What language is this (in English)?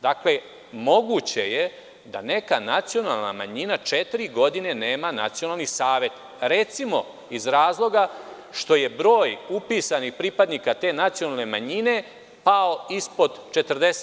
Serbian